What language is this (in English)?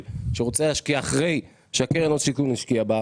Hebrew